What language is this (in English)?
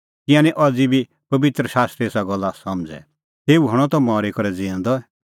Kullu Pahari